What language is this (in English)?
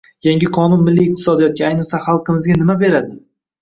Uzbek